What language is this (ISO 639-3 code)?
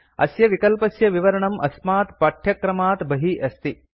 san